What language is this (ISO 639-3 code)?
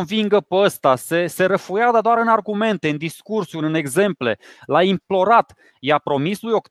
ron